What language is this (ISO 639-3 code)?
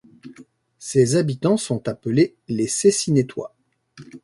fra